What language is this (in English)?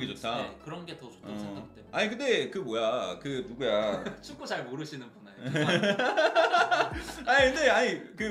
Korean